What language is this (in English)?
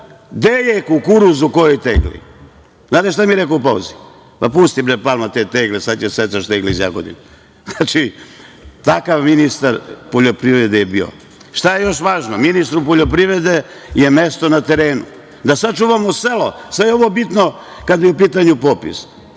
Serbian